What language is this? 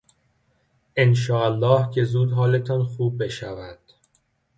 Persian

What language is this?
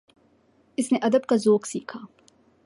Urdu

